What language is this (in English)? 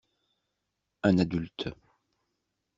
French